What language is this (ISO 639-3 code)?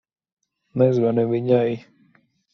lav